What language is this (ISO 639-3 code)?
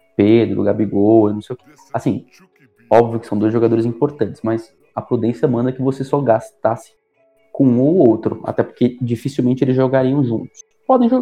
por